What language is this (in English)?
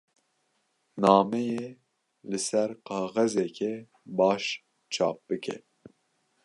Kurdish